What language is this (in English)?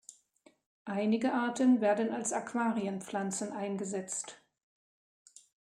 German